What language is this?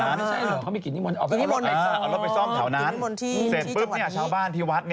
Thai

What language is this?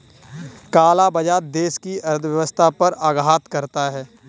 Hindi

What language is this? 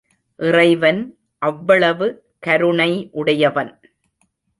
Tamil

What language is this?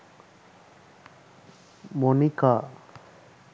Sinhala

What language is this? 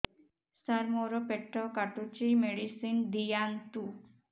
Odia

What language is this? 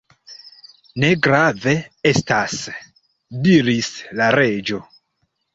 Esperanto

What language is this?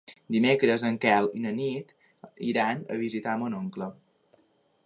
Catalan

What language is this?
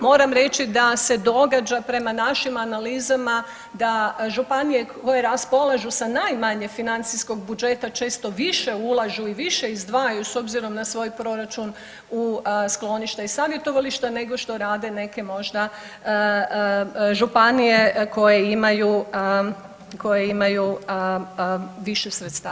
Croatian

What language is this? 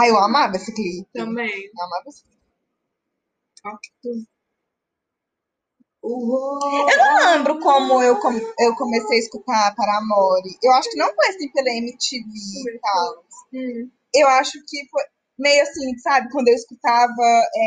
Portuguese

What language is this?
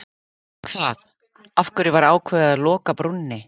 Icelandic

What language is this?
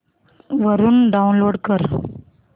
Marathi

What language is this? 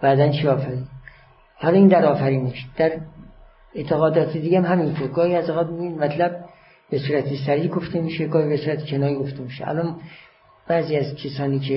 Persian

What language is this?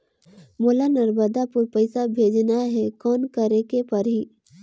Chhattisgarhi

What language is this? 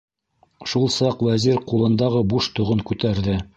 Bashkir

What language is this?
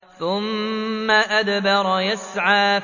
Arabic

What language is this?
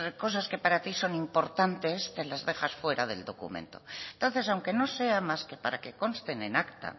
Spanish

